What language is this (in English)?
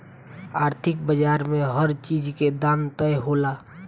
Bhojpuri